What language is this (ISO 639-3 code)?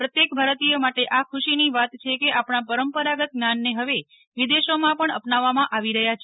guj